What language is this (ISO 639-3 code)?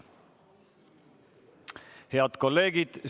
est